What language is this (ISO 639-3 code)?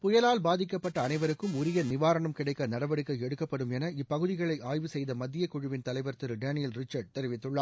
tam